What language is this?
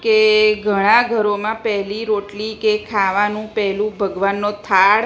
Gujarati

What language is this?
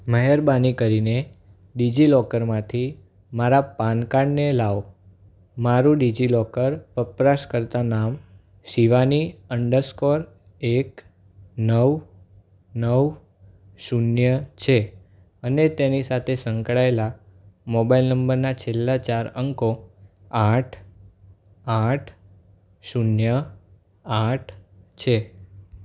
Gujarati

